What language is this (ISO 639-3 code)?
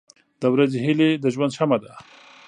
pus